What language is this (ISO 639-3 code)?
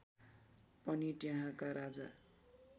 nep